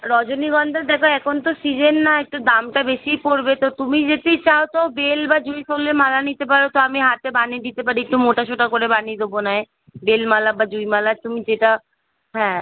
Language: Bangla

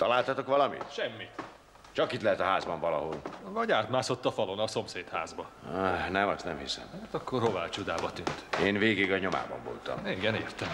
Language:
Hungarian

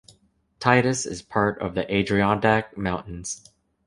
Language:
English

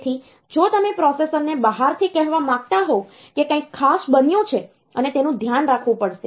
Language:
Gujarati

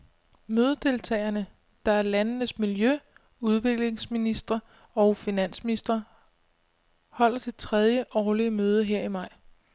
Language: Danish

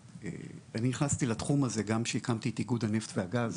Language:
Hebrew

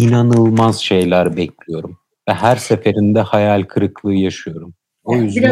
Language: Turkish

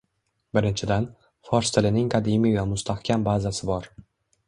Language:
Uzbek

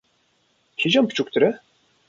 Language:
Kurdish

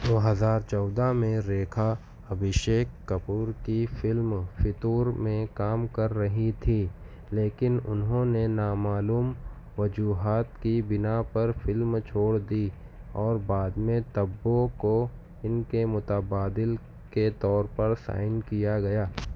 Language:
Urdu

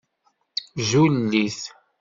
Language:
Kabyle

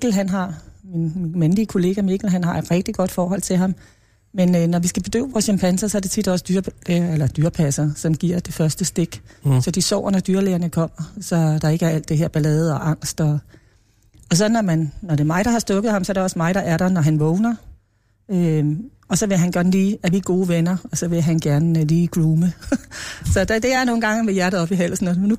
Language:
Danish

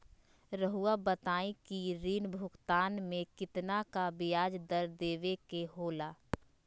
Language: Magahi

